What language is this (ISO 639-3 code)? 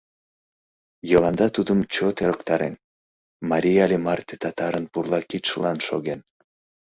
chm